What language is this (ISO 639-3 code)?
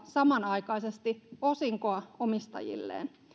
fin